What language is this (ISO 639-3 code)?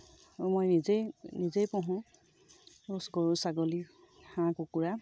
asm